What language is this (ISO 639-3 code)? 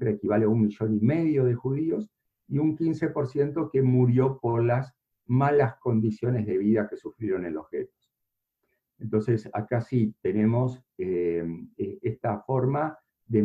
spa